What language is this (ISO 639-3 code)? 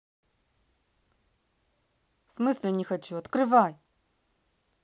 rus